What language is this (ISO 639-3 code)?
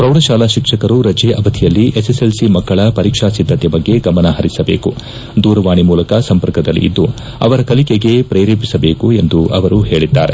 kan